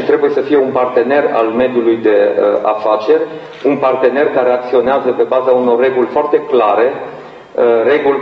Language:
Romanian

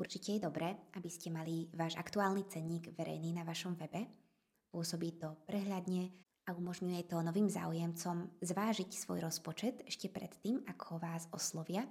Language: Slovak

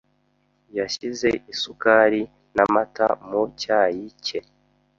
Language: Kinyarwanda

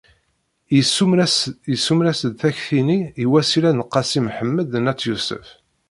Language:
Kabyle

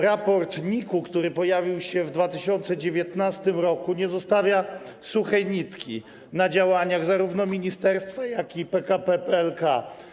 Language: Polish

